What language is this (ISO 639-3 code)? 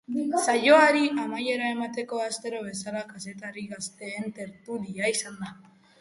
eus